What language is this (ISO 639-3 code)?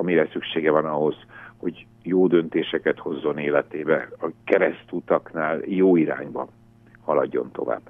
hun